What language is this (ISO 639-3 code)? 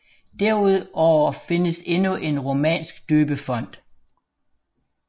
dan